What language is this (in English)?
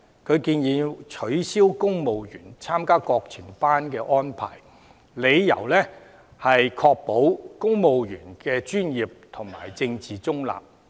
Cantonese